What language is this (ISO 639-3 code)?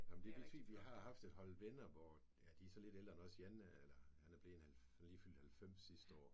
dan